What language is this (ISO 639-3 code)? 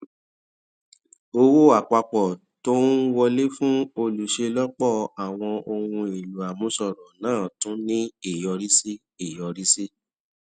yor